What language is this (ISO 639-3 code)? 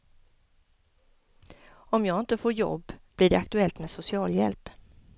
swe